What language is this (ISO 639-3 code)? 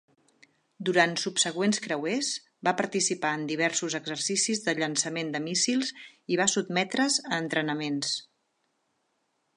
cat